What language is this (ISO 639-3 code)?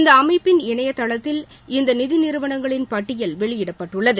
tam